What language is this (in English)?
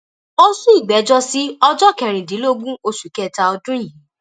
Yoruba